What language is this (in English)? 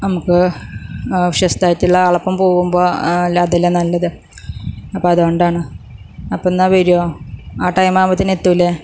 Malayalam